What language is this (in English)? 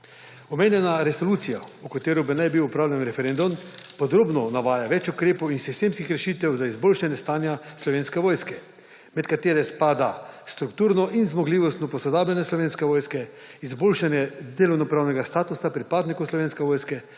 Slovenian